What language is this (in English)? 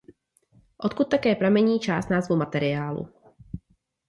Czech